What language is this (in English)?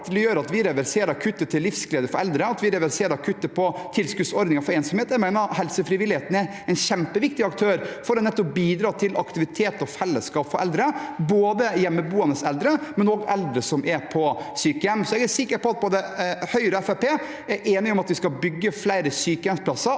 Norwegian